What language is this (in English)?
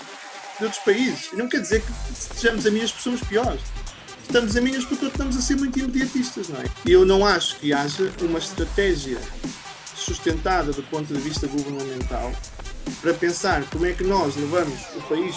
Portuguese